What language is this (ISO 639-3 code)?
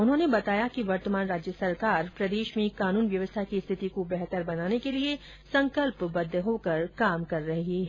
hin